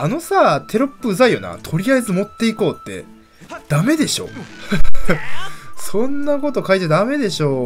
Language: Japanese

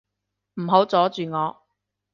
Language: Cantonese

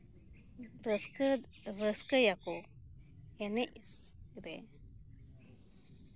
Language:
Santali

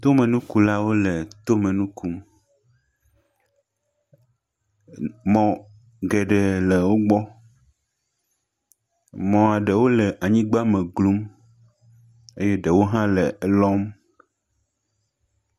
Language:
Ewe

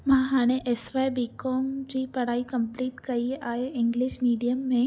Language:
Sindhi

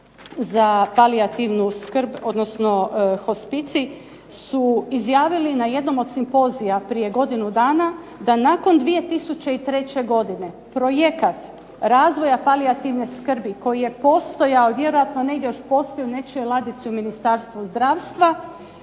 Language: Croatian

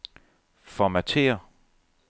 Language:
Danish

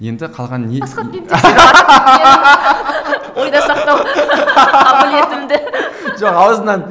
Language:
Kazakh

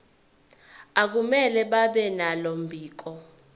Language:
Zulu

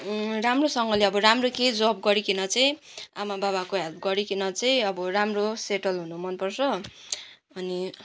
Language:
Nepali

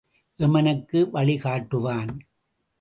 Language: Tamil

